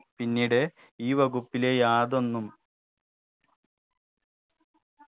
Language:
Malayalam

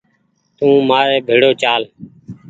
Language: Goaria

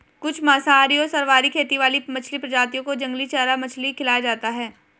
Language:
Hindi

